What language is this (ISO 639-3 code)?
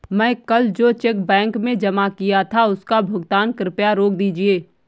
hin